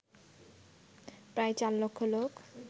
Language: Bangla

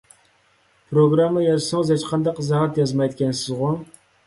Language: Uyghur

